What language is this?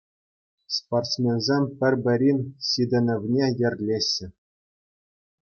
Chuvash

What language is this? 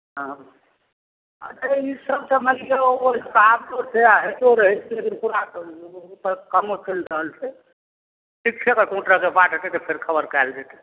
Maithili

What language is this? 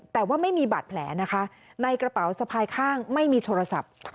Thai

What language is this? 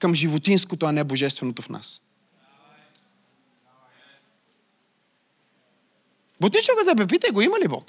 Bulgarian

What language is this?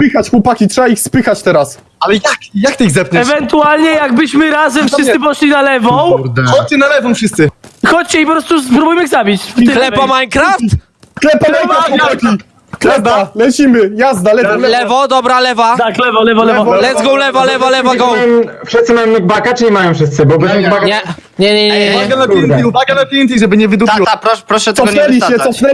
Polish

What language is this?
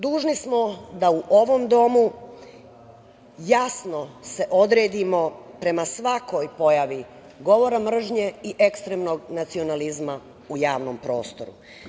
Serbian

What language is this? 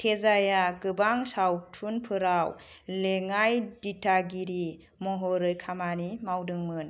Bodo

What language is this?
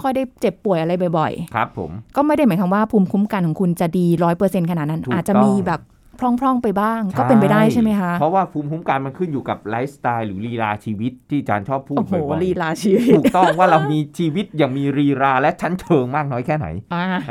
Thai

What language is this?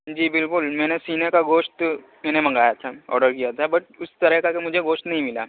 Urdu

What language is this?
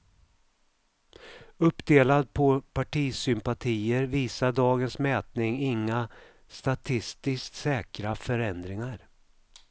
Swedish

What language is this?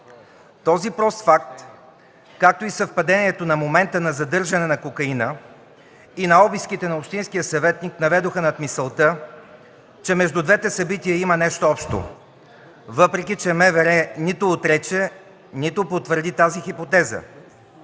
Bulgarian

